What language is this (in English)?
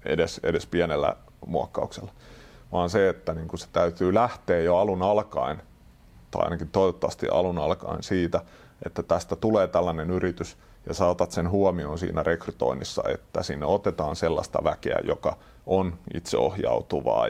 Finnish